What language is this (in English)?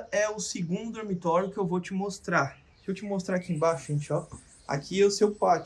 Portuguese